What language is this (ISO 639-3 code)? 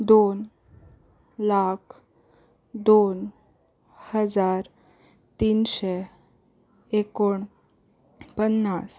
kok